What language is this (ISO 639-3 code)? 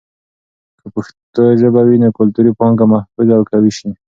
pus